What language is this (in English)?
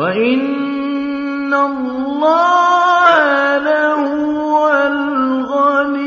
Arabic